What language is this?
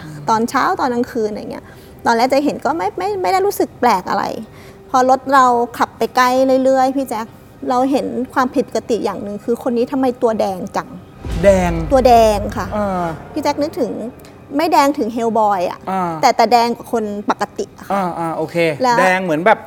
Thai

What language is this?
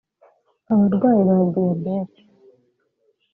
Kinyarwanda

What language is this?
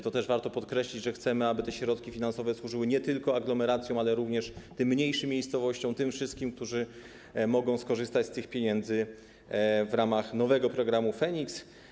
Polish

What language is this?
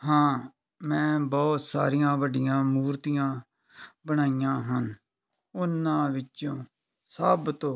Punjabi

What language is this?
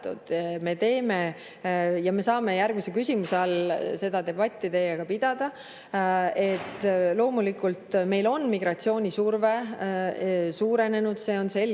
Estonian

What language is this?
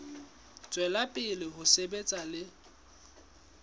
Southern Sotho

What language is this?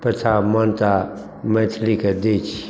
Maithili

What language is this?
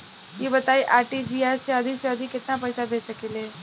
Bhojpuri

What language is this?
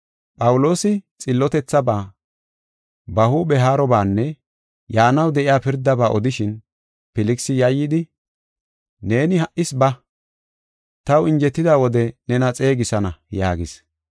Gofa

